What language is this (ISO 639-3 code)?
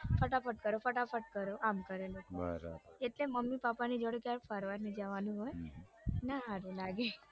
guj